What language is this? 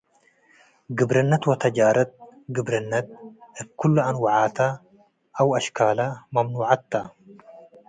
Tigre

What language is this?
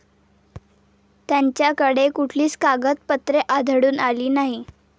Marathi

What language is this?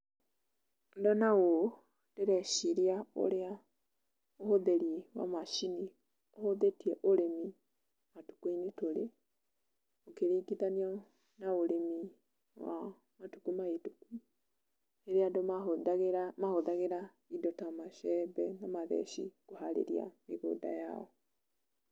Kikuyu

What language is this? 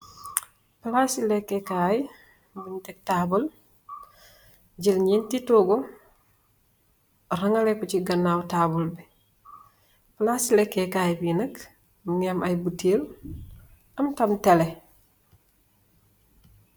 Wolof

